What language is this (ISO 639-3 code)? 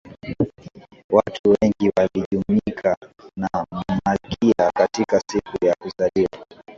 swa